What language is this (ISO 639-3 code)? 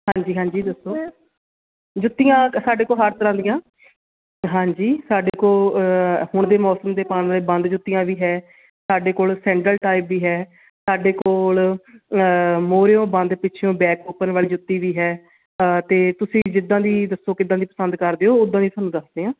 pan